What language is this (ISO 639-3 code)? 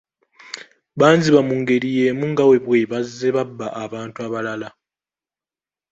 lug